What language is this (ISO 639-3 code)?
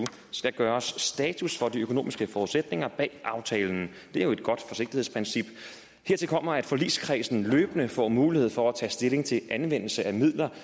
dan